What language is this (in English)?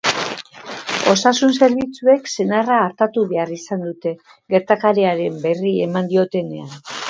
Basque